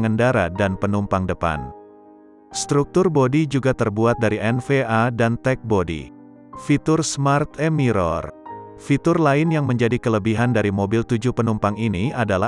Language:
Indonesian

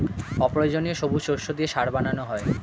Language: Bangla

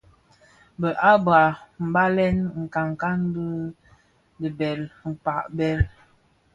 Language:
Bafia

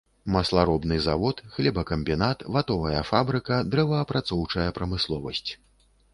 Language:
Belarusian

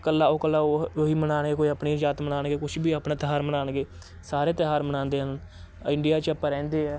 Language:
Punjabi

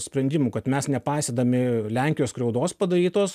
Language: Lithuanian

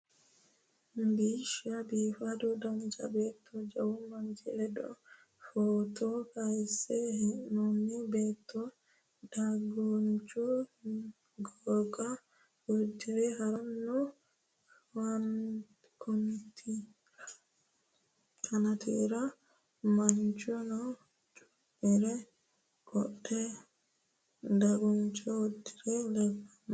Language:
Sidamo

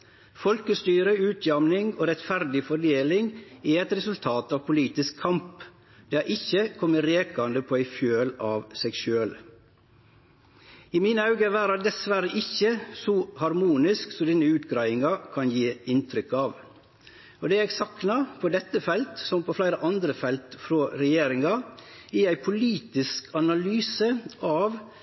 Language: Norwegian Nynorsk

